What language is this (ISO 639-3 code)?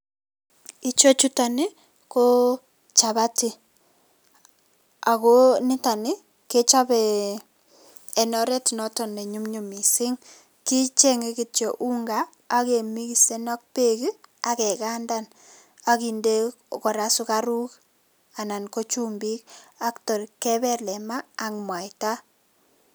kln